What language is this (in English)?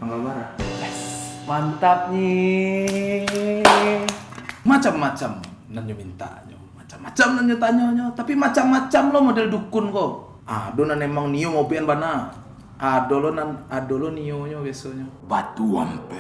Indonesian